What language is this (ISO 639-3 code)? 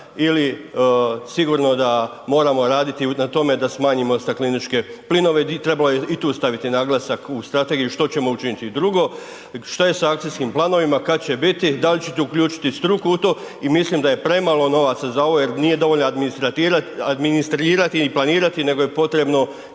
hrv